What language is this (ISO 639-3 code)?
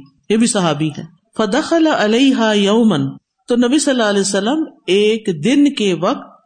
urd